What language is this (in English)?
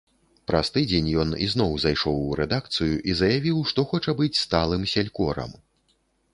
Belarusian